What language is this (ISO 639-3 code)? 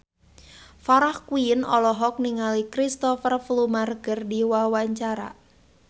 sun